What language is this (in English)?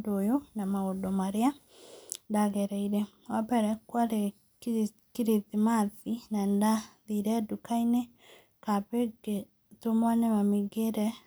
Kikuyu